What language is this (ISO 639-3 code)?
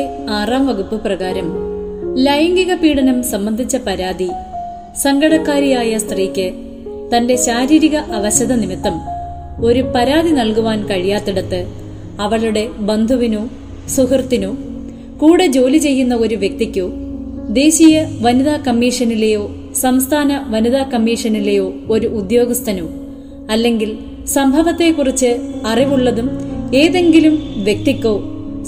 mal